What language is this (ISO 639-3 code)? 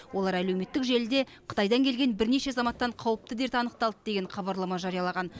kaz